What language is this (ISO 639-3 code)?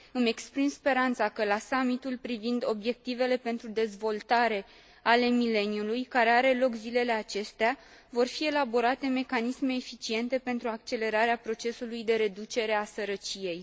ron